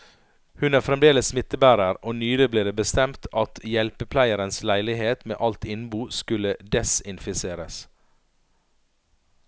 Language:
Norwegian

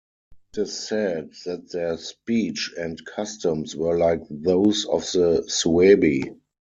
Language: English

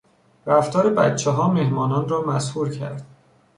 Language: Persian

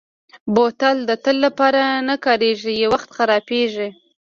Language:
Pashto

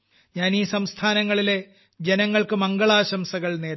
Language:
Malayalam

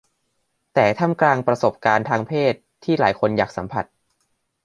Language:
Thai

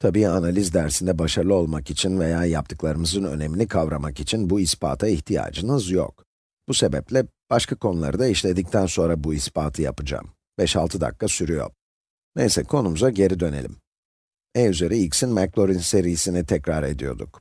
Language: Turkish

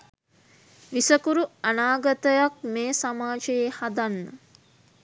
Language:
Sinhala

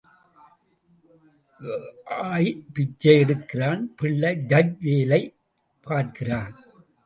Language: Tamil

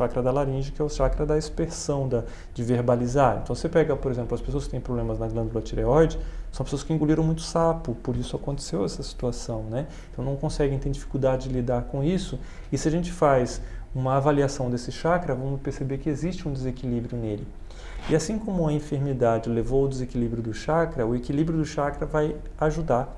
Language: Portuguese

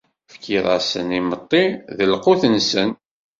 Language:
Kabyle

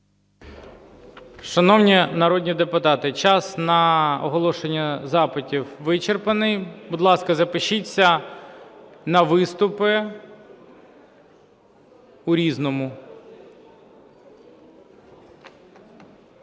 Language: Ukrainian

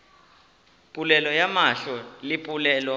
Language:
Northern Sotho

